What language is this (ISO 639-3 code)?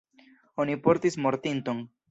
epo